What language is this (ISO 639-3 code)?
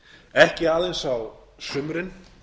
isl